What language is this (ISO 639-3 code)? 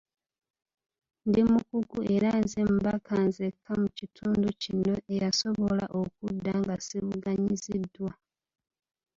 lug